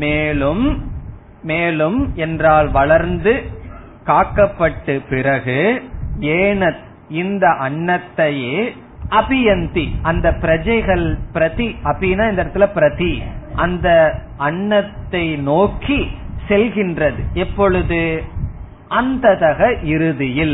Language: Tamil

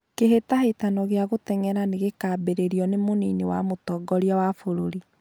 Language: Kikuyu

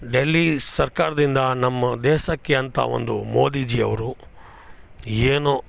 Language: Kannada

